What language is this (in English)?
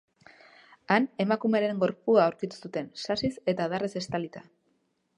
Basque